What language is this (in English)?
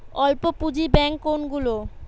Bangla